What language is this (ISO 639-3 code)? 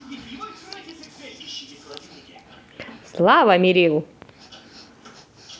rus